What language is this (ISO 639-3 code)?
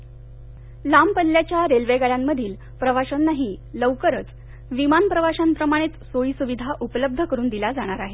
mar